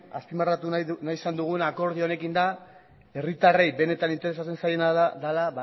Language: Basque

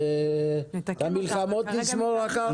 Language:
Hebrew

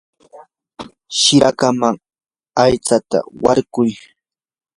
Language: Yanahuanca Pasco Quechua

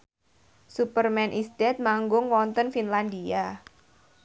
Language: Javanese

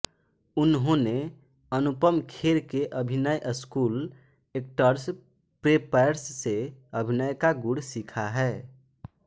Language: Hindi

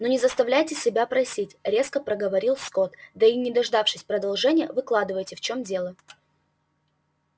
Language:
Russian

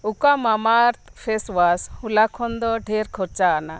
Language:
Santali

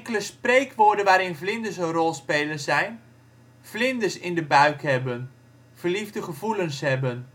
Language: Dutch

